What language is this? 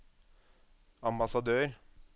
Norwegian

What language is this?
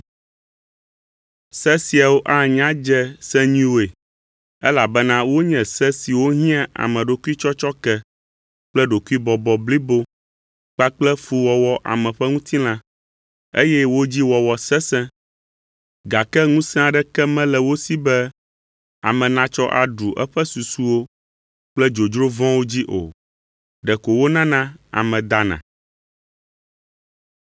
Ewe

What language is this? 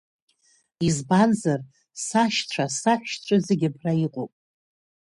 Abkhazian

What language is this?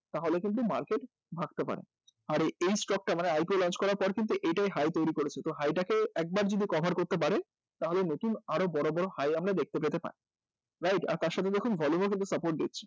Bangla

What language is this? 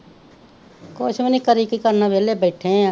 Punjabi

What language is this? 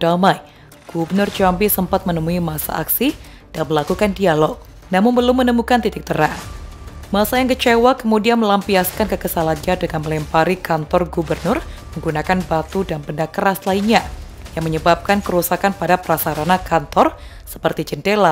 Indonesian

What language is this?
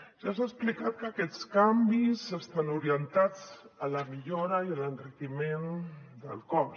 Catalan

